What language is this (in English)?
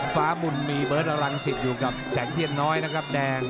Thai